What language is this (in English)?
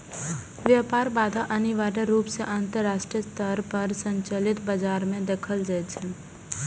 Maithili